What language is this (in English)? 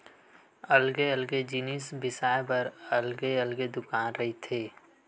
Chhattisgarhi